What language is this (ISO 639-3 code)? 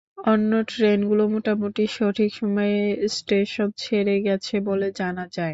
ben